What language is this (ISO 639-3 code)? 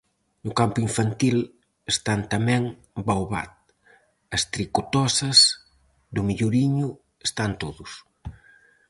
glg